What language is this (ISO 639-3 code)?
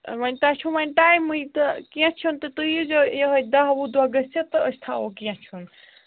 kas